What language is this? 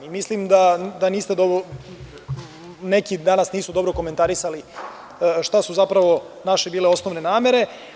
Serbian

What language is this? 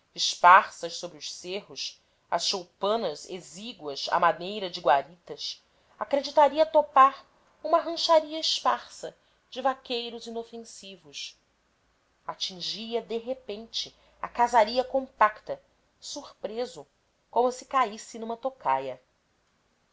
Portuguese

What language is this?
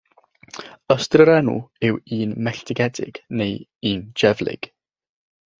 Welsh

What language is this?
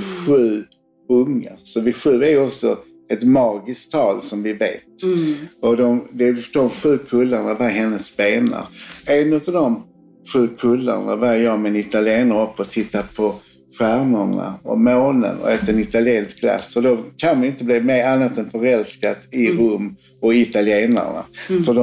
Swedish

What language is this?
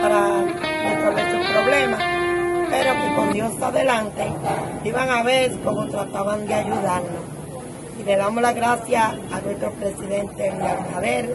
Spanish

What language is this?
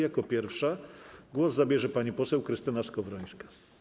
Polish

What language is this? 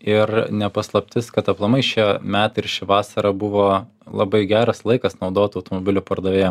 Lithuanian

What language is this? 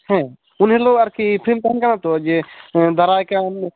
Santali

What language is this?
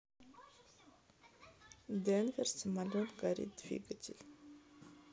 Russian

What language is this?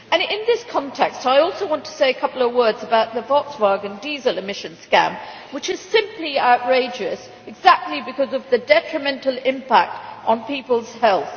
English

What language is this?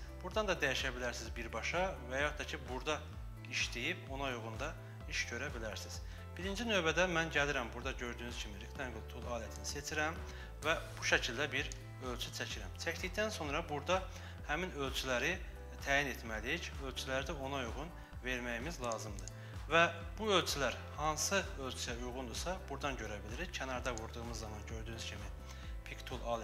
Turkish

